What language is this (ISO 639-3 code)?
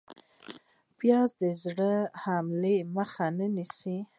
pus